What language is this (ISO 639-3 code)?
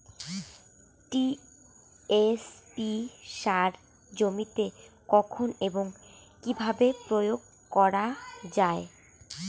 ben